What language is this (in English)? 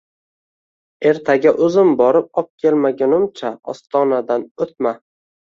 Uzbek